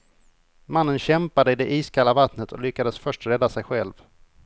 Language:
Swedish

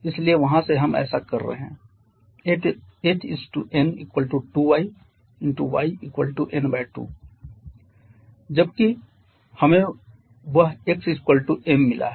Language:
Hindi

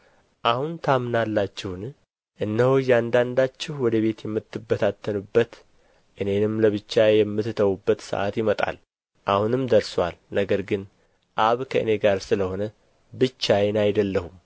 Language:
Amharic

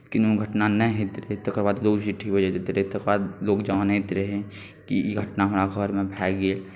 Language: Maithili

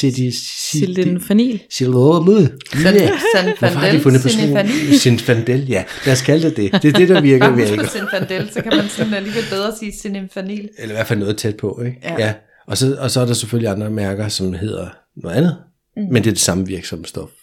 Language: Danish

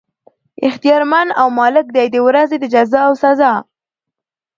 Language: Pashto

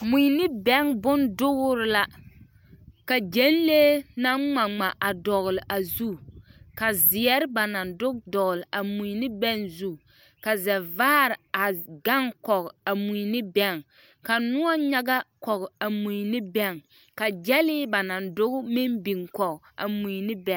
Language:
Southern Dagaare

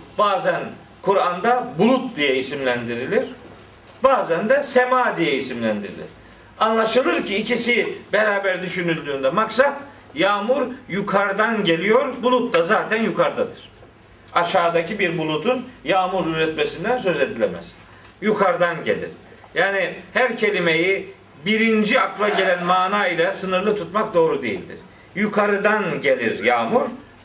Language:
Turkish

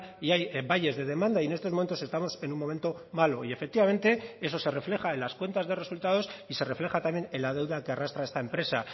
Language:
Spanish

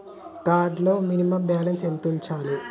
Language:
Telugu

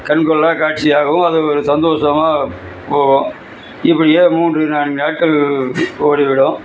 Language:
Tamil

